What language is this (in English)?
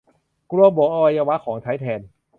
Thai